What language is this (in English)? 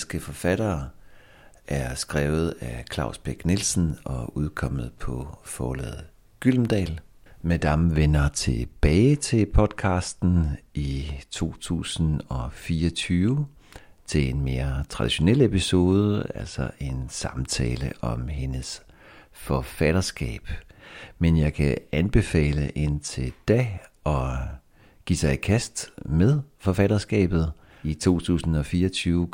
Danish